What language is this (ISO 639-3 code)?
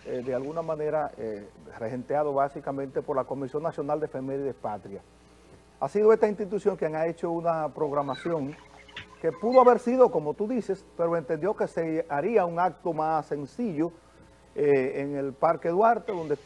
spa